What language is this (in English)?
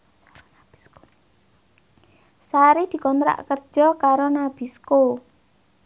Javanese